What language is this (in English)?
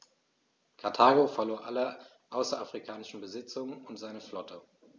German